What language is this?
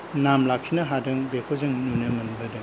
Bodo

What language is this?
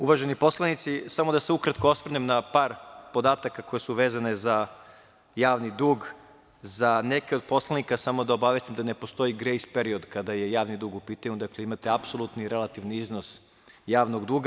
Serbian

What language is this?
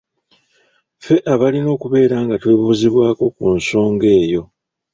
Ganda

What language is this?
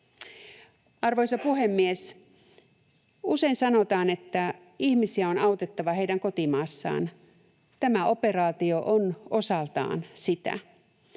Finnish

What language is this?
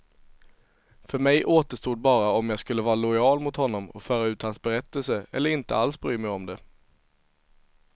Swedish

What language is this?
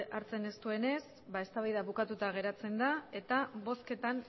Basque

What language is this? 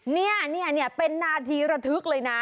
Thai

